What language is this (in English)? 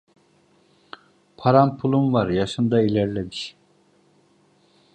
Turkish